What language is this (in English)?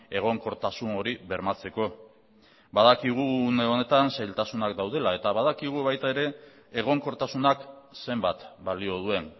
Basque